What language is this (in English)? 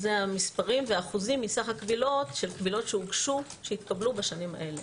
Hebrew